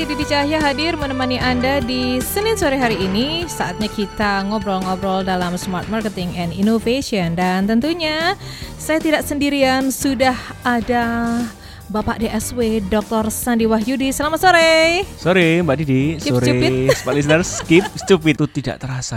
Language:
Indonesian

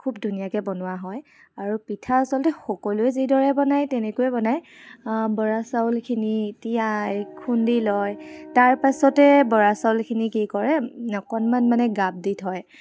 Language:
Assamese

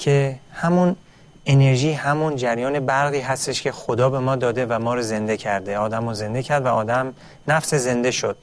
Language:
Persian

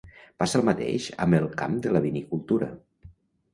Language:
Catalan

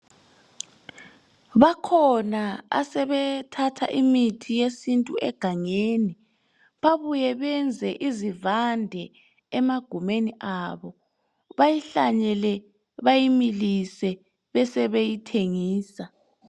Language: North Ndebele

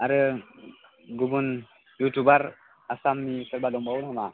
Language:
Bodo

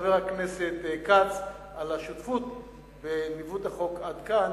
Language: Hebrew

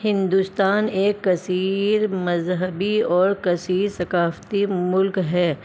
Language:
Urdu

